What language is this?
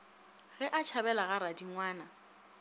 Northern Sotho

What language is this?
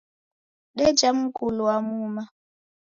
Taita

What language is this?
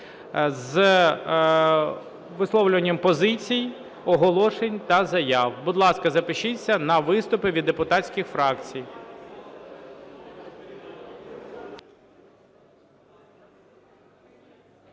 Ukrainian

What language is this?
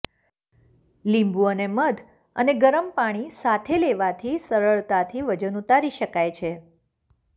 Gujarati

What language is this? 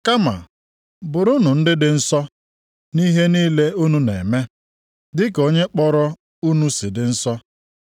Igbo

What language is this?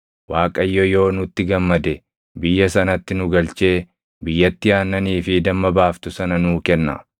Oromo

